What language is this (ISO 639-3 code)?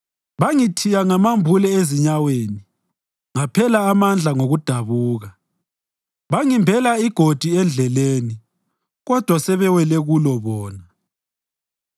nde